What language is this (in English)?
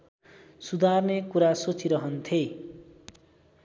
Nepali